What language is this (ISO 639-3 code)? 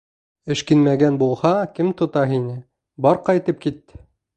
bak